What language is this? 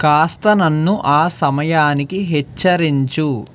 Telugu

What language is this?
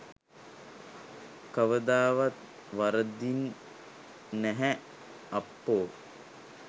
Sinhala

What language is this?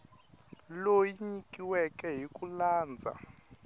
Tsonga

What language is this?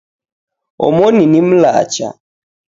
Taita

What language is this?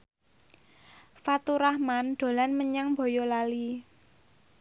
Javanese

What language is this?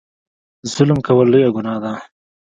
Pashto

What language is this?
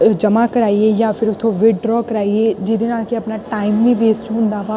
Punjabi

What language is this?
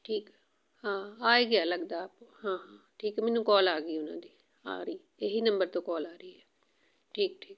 Punjabi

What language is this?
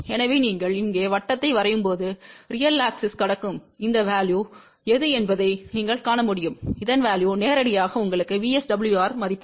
Tamil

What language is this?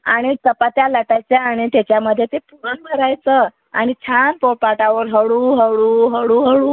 Marathi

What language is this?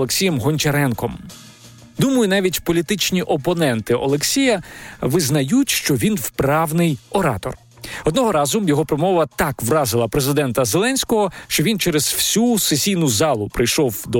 Ukrainian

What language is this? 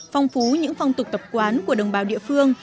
Vietnamese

